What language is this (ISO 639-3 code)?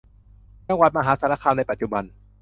tha